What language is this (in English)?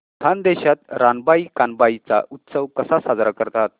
Marathi